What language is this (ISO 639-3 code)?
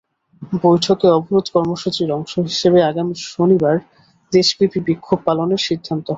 ben